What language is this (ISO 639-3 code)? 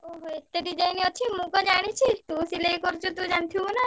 ori